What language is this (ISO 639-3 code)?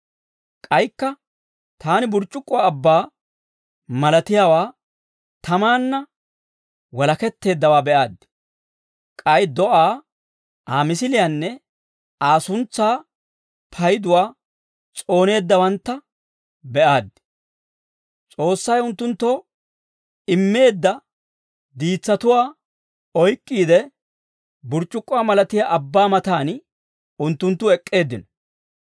dwr